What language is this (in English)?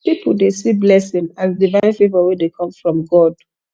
Nigerian Pidgin